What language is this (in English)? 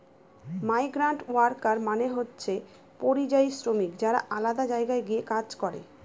Bangla